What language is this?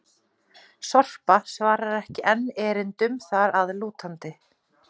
Icelandic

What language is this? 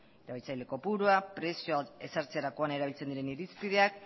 Basque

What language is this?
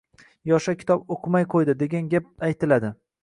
Uzbek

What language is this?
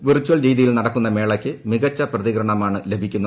Malayalam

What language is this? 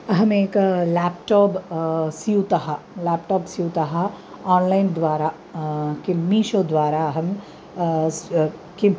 Sanskrit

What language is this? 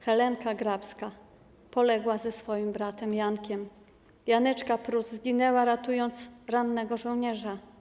Polish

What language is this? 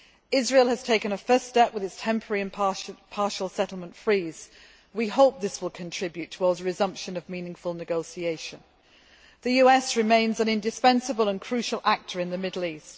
English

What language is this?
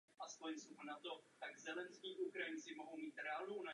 Czech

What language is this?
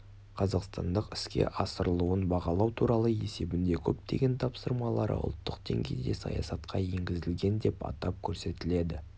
Kazakh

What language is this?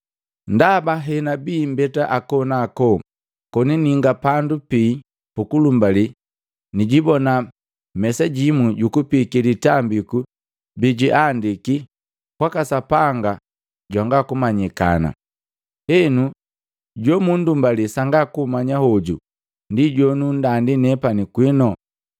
Matengo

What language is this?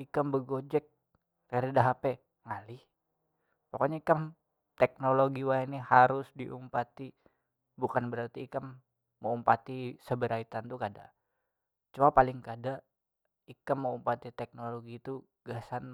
Banjar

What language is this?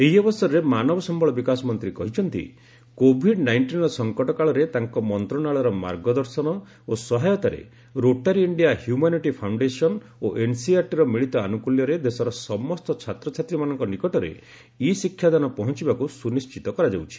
Odia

